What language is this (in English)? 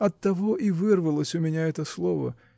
Russian